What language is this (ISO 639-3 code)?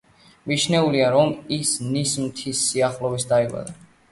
kat